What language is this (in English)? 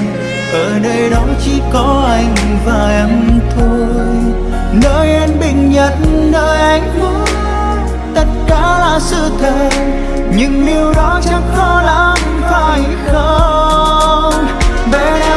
Vietnamese